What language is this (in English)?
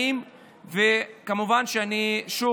Hebrew